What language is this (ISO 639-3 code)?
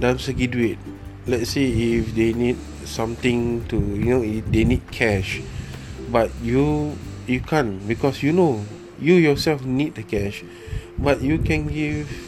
msa